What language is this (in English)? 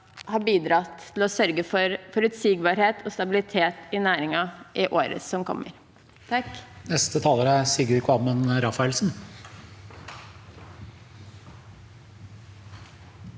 Norwegian